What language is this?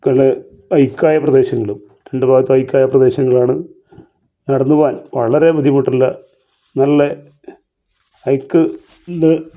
Malayalam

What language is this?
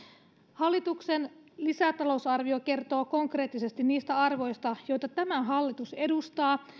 Finnish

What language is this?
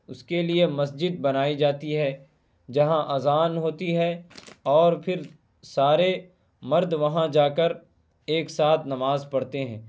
Urdu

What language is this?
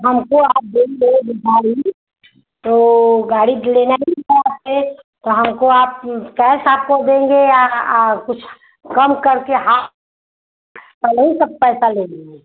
Hindi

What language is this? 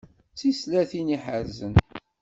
Kabyle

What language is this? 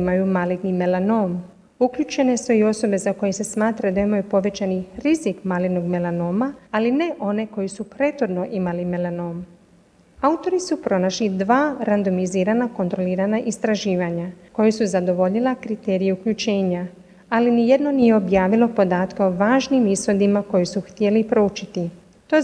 Croatian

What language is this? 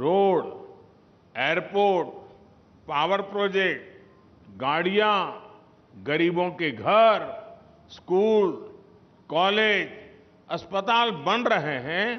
Hindi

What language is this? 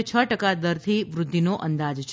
Gujarati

